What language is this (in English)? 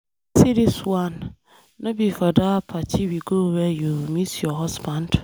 Nigerian Pidgin